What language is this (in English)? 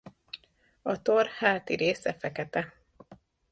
Hungarian